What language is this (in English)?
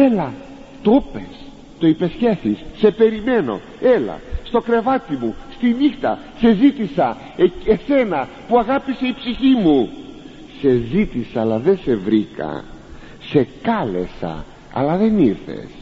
Greek